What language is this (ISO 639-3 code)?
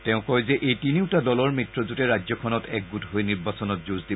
asm